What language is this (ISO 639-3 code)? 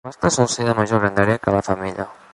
cat